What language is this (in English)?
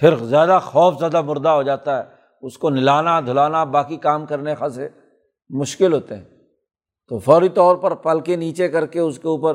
Urdu